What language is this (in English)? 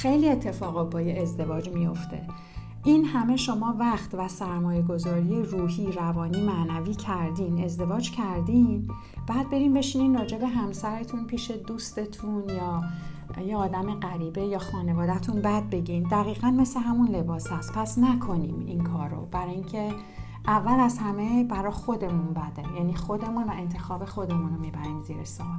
Persian